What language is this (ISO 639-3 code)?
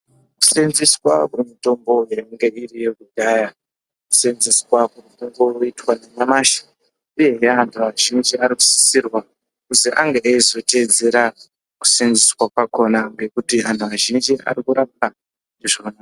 ndc